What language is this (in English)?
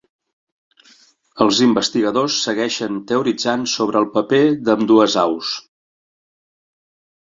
Catalan